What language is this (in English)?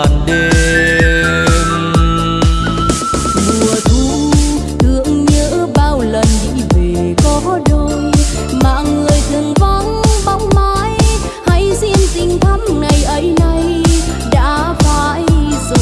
Vietnamese